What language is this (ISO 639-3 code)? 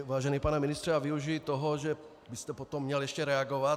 ces